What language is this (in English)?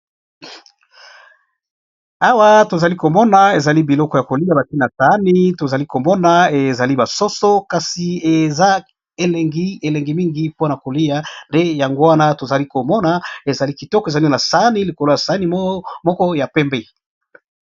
Lingala